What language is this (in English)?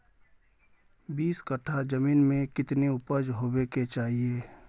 Magahi